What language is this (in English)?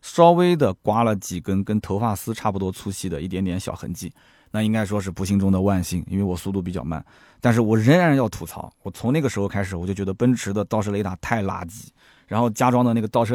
Chinese